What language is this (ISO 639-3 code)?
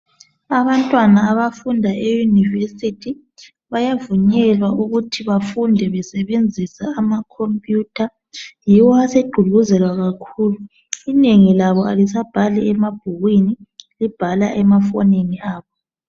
nde